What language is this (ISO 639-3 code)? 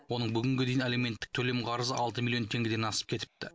kaz